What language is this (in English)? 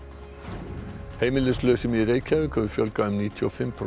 Icelandic